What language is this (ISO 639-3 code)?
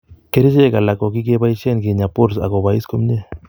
kln